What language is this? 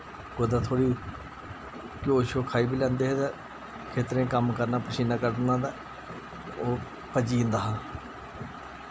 Dogri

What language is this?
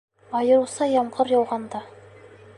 Bashkir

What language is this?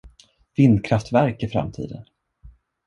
Swedish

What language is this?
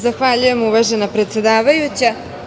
Serbian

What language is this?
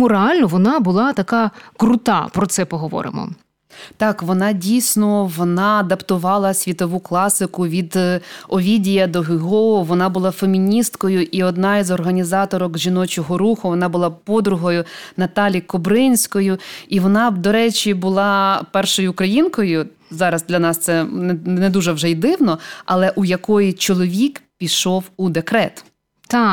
Ukrainian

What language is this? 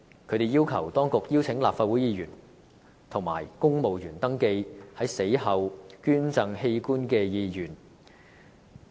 Cantonese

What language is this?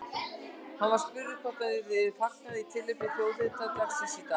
Icelandic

